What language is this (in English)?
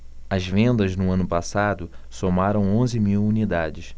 Portuguese